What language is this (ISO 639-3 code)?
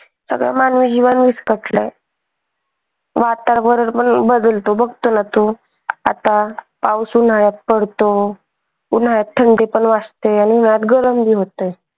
mar